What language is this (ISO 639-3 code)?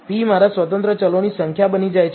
guj